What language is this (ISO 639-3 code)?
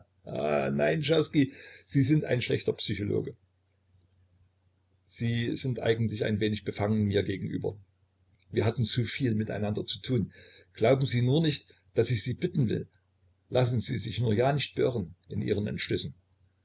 deu